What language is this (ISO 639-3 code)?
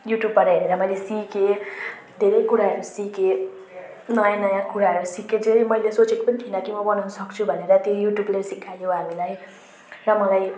nep